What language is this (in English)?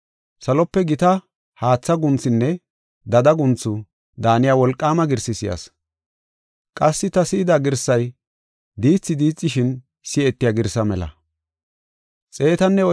Gofa